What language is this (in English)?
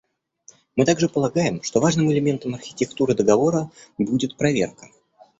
Russian